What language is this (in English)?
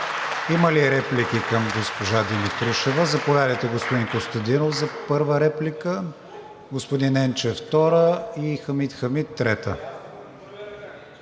Bulgarian